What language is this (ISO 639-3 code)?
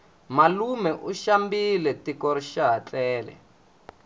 tso